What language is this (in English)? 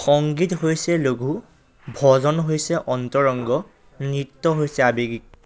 Assamese